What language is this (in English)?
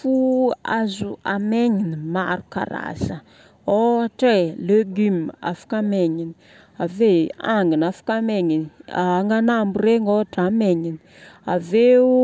Northern Betsimisaraka Malagasy